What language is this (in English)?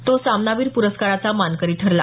Marathi